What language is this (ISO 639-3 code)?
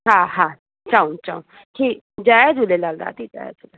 snd